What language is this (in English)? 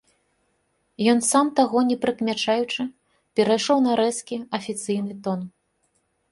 Belarusian